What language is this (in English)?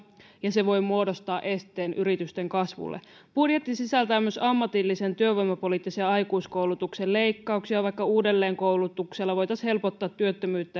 Finnish